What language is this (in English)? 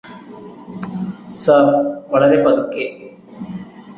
Malayalam